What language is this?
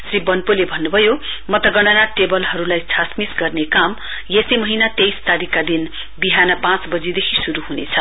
Nepali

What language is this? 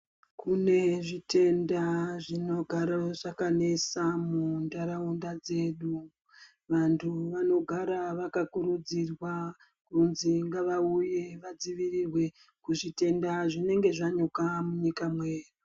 Ndau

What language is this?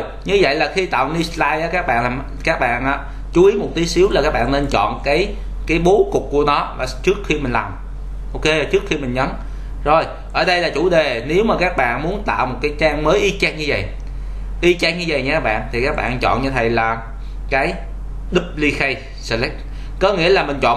Vietnamese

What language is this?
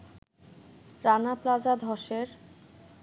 Bangla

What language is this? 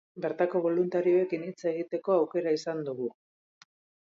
Basque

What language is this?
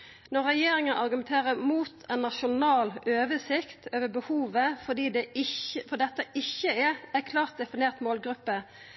Norwegian Nynorsk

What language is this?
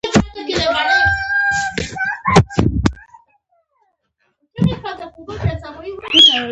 Pashto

